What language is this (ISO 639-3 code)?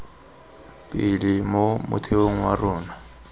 tsn